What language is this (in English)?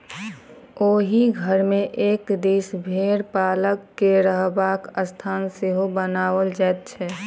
Maithili